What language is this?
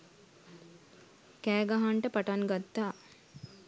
Sinhala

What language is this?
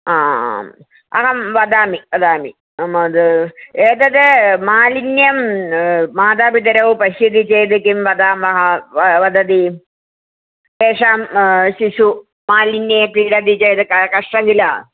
Sanskrit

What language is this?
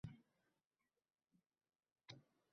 Uzbek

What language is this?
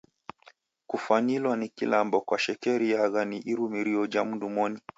Taita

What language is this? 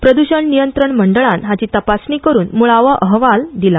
Konkani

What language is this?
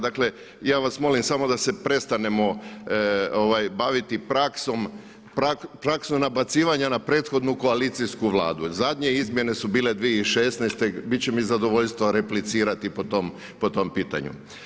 Croatian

